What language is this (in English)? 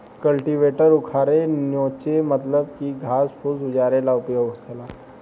Bhojpuri